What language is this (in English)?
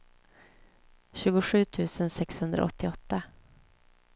Swedish